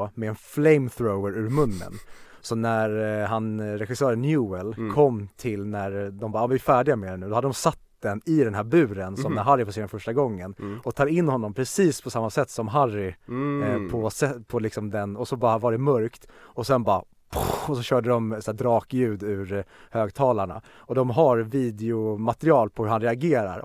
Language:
Swedish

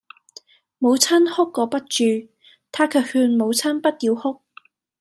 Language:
Cantonese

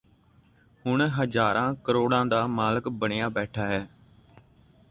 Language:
Punjabi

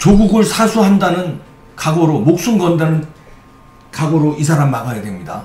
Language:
Korean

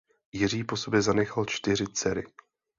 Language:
Czech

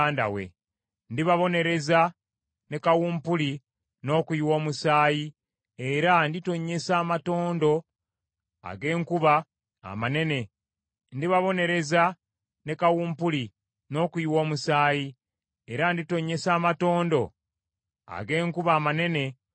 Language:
Ganda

